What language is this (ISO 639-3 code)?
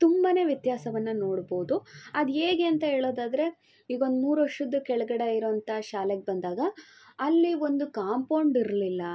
kan